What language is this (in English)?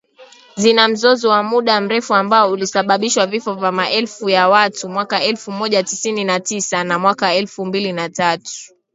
Swahili